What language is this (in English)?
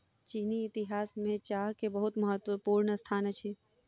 Maithili